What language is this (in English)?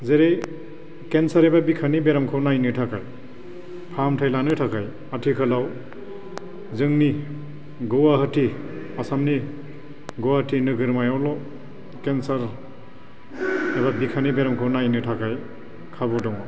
Bodo